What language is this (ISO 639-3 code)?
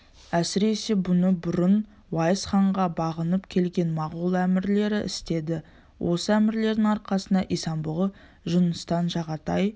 kaz